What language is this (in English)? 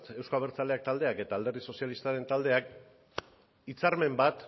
Basque